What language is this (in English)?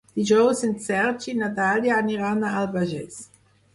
Catalan